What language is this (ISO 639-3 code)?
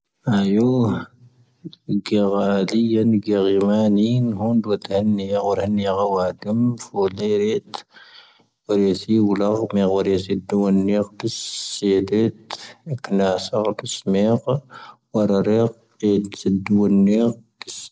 thv